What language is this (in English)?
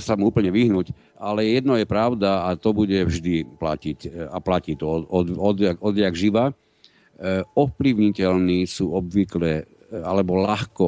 Slovak